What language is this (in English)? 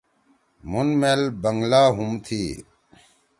Torwali